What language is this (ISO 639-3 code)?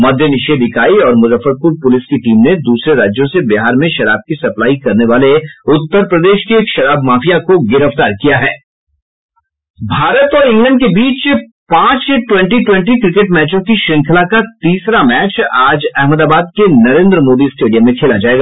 hin